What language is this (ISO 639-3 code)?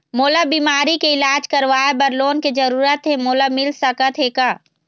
hne